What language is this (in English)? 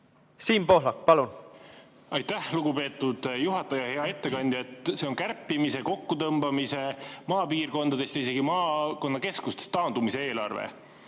Estonian